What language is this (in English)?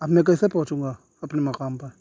Urdu